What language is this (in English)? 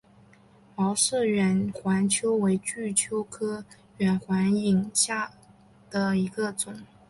Chinese